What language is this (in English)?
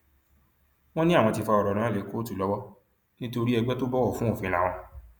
Yoruba